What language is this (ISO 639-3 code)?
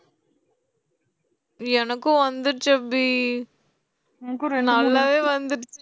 tam